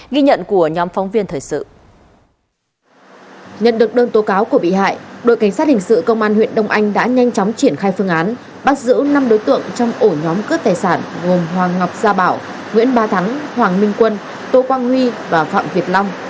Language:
Vietnamese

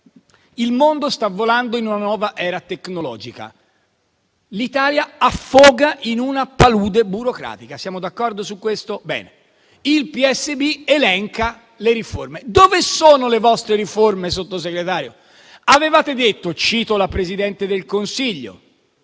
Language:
Italian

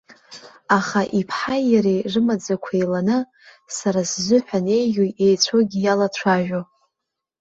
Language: Abkhazian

